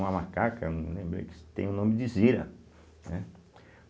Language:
Portuguese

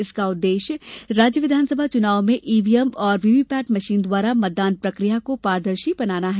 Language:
Hindi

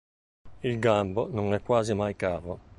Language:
Italian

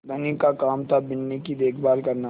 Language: Hindi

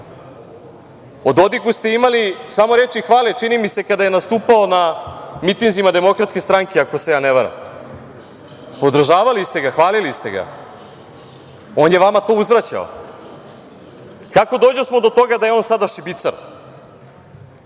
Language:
Serbian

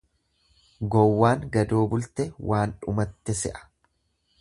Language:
Oromo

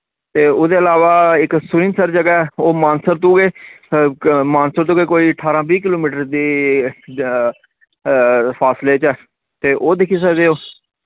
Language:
Dogri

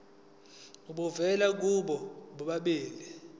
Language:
Zulu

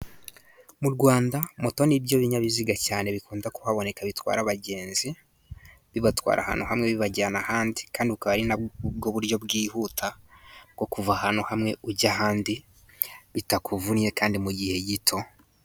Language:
Kinyarwanda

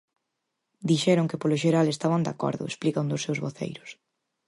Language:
Galician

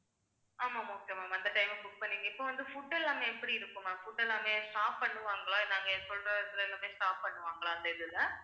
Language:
Tamil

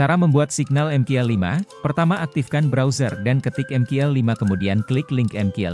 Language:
Indonesian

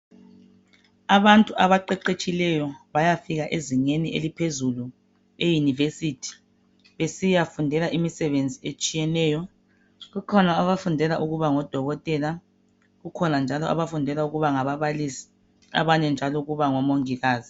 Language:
North Ndebele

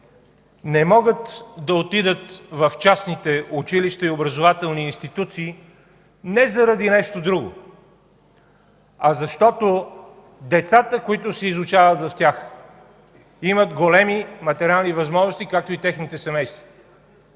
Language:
Bulgarian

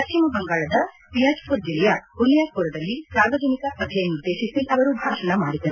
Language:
Kannada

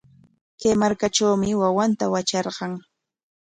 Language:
Corongo Ancash Quechua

